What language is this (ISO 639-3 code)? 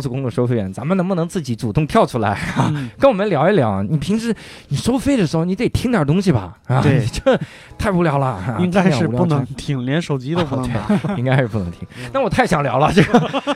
zho